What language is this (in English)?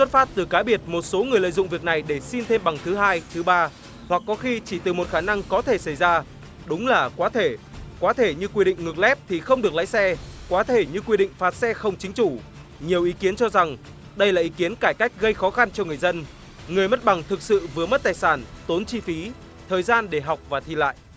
Vietnamese